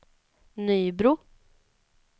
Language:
Swedish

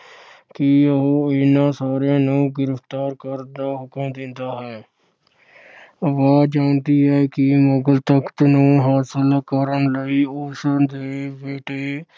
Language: Punjabi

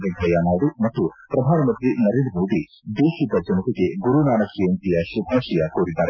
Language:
Kannada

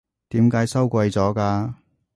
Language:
Cantonese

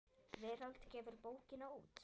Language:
Icelandic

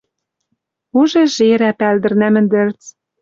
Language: Western Mari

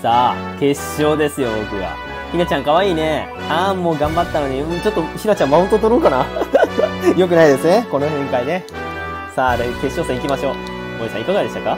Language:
Japanese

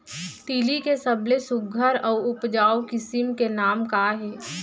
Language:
Chhattisgarhi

